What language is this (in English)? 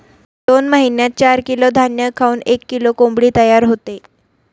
Marathi